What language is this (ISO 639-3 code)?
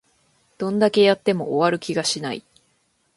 jpn